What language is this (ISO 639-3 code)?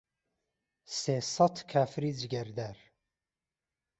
ckb